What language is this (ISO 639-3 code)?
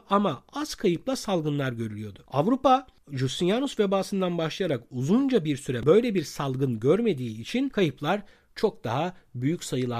tur